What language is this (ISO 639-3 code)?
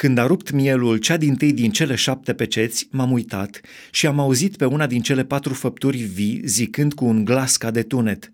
ron